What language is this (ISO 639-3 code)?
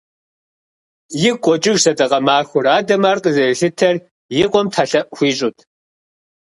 kbd